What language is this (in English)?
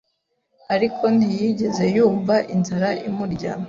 Kinyarwanda